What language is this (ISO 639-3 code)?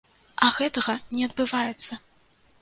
bel